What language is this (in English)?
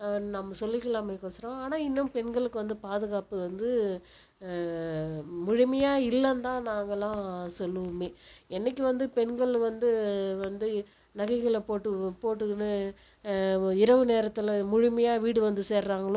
Tamil